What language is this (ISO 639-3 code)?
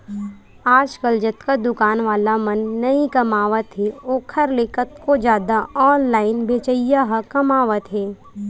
hne